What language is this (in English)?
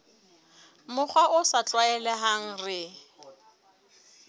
Southern Sotho